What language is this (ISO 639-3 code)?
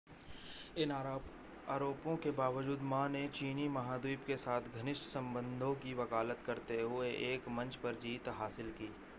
hin